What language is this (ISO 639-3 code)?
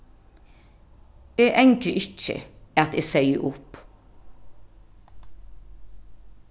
fao